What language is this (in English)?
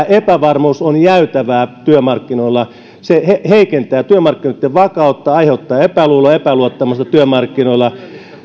Finnish